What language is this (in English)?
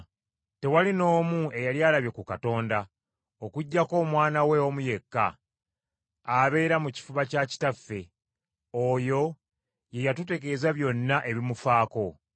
Ganda